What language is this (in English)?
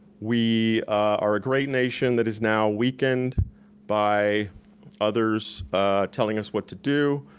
English